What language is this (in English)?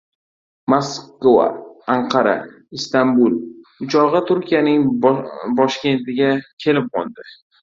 Uzbek